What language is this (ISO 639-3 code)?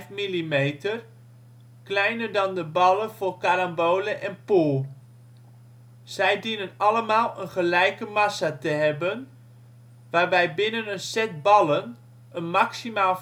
nld